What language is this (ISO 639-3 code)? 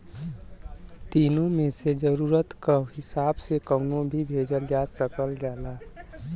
bho